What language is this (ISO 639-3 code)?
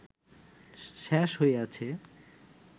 ben